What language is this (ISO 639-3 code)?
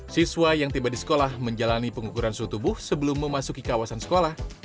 ind